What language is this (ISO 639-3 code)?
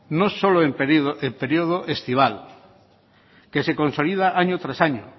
spa